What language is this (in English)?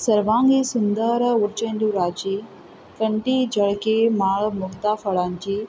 Konkani